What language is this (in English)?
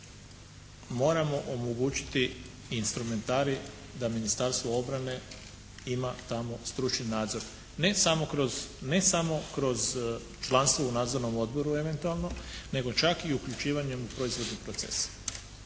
Croatian